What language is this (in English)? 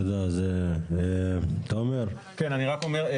Hebrew